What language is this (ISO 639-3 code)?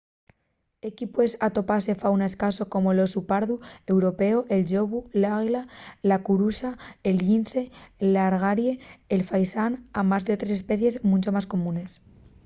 ast